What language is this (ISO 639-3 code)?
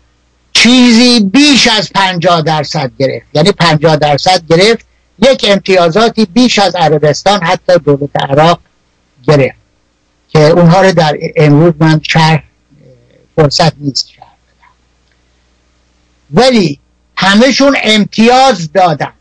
fas